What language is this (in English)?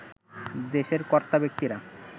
Bangla